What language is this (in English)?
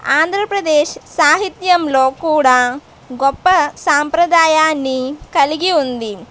Telugu